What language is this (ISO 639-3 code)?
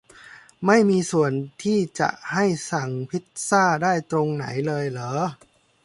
tha